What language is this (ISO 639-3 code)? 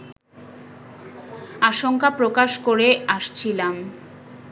ben